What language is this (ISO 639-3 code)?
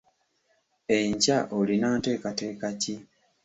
lug